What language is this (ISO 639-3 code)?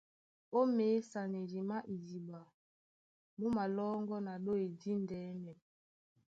dua